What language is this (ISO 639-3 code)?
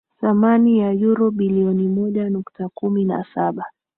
swa